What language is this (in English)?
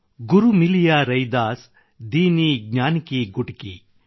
Kannada